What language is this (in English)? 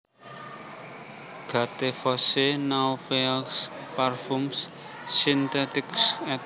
Javanese